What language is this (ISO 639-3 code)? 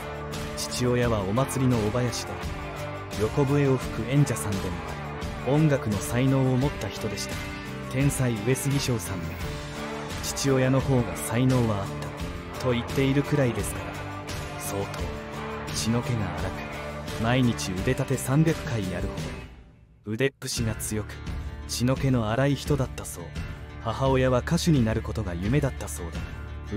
jpn